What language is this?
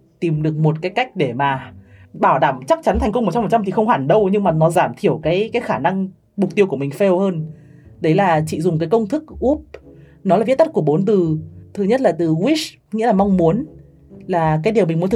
Vietnamese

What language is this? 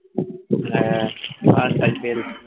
Bangla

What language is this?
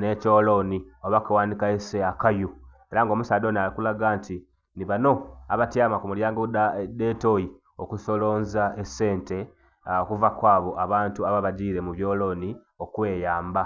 Soga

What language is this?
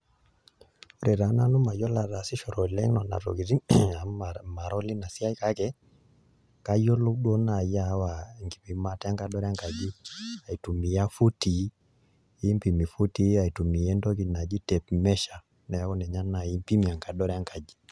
Masai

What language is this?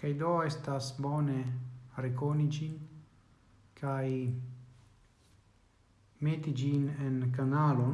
Italian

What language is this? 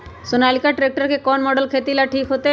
Magahi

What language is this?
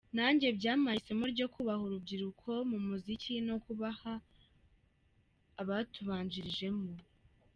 Kinyarwanda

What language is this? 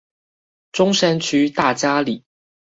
Chinese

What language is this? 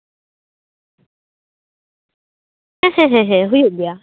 Santali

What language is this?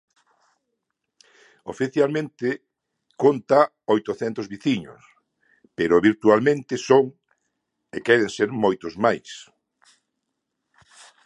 Galician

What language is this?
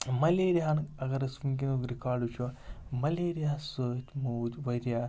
Kashmiri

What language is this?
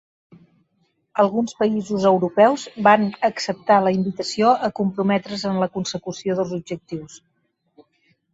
Catalan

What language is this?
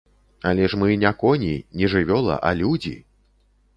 Belarusian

